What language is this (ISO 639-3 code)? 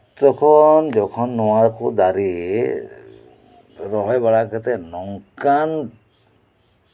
sat